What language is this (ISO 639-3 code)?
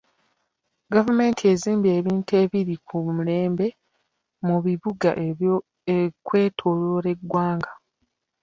lug